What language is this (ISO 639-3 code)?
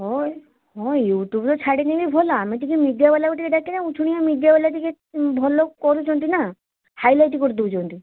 ori